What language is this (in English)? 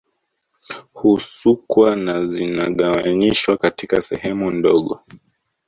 Swahili